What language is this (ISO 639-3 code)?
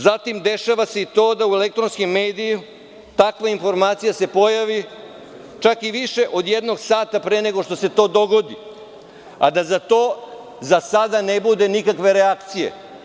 srp